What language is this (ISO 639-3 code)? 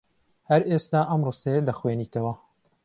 ckb